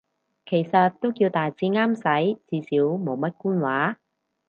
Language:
Cantonese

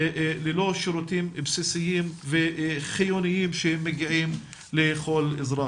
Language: Hebrew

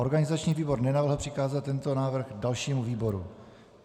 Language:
Czech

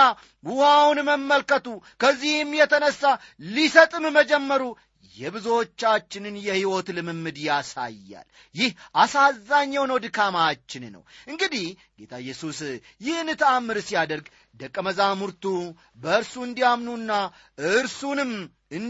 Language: Amharic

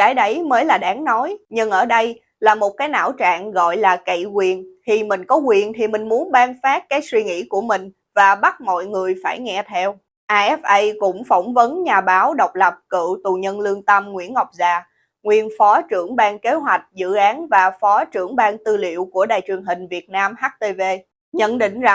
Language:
Vietnamese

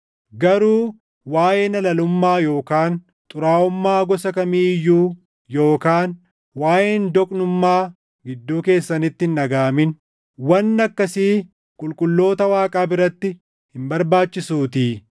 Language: Oromo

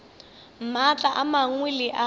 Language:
Northern Sotho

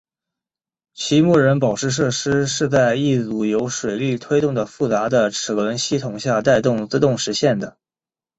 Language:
Chinese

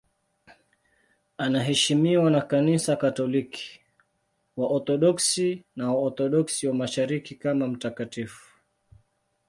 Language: Swahili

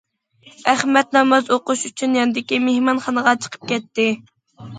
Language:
Uyghur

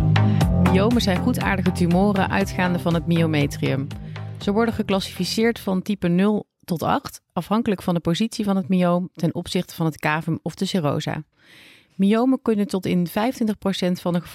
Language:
Dutch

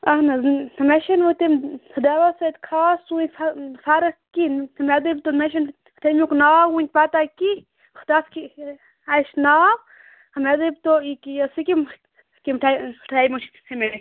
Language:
Kashmiri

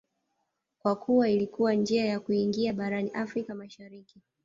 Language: Swahili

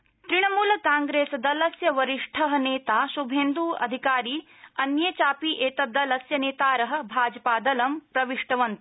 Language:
Sanskrit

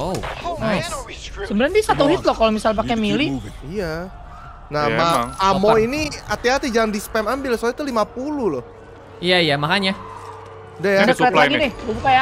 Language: Indonesian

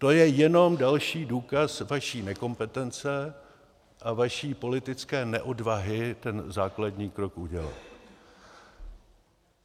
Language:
Czech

